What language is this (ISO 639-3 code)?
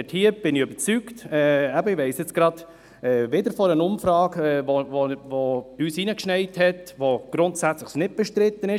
gsw